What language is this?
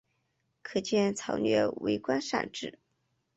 Chinese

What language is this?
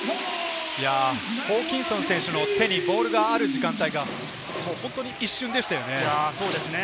Japanese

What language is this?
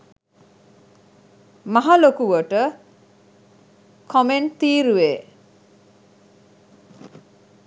Sinhala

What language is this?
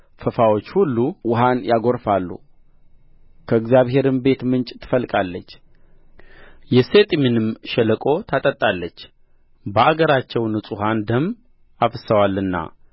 Amharic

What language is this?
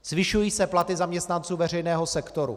Czech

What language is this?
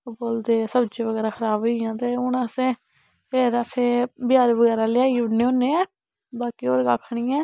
Dogri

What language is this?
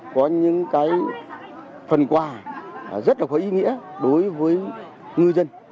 Vietnamese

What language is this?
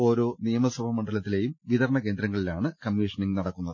Malayalam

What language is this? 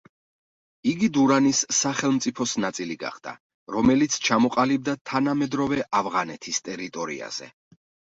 Georgian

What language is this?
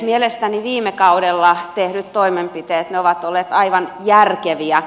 Finnish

